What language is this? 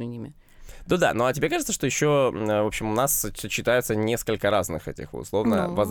Russian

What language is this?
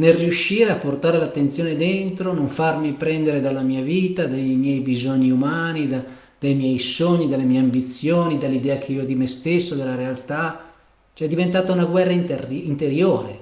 Italian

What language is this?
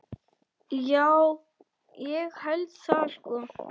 Icelandic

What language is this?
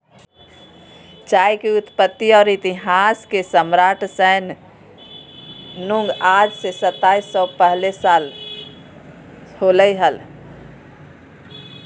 Magahi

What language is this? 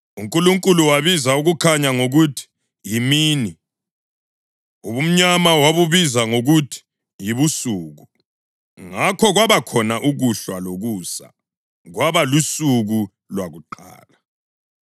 North Ndebele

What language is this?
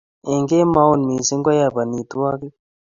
Kalenjin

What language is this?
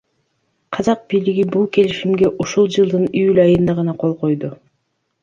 Kyrgyz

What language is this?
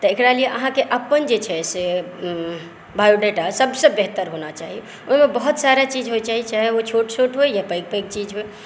Maithili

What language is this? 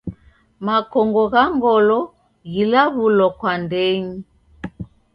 Taita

